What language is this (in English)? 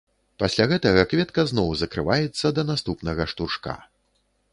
Belarusian